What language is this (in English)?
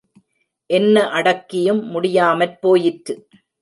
Tamil